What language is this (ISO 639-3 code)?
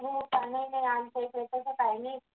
mar